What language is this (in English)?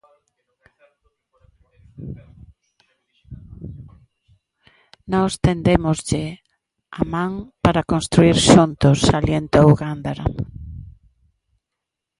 Galician